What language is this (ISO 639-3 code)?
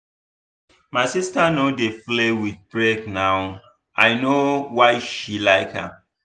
pcm